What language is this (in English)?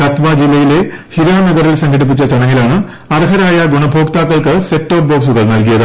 Malayalam